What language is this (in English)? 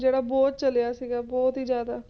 Punjabi